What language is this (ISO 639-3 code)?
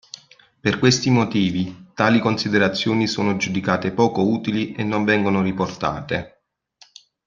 ita